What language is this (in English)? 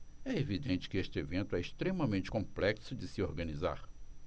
Portuguese